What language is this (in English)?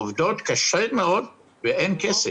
Hebrew